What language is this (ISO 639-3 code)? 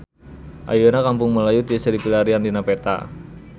sun